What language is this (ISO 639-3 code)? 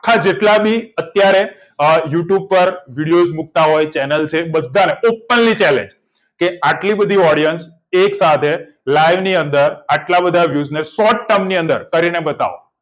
guj